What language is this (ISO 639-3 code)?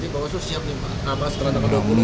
ind